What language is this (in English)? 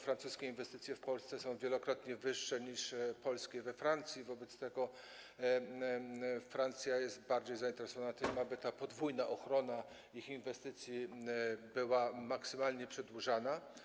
Polish